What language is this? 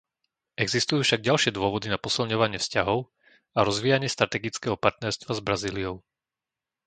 Slovak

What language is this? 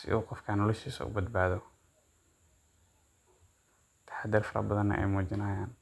Somali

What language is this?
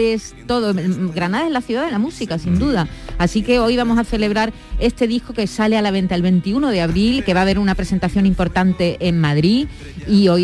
Spanish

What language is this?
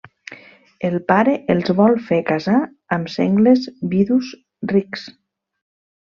Catalan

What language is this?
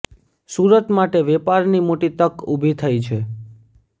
Gujarati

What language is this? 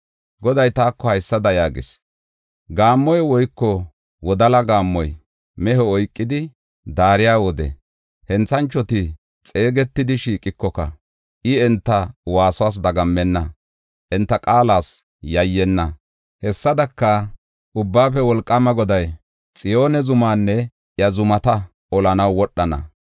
Gofa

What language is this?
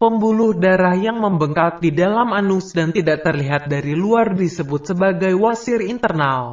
Indonesian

